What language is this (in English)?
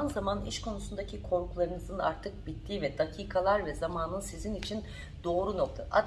Turkish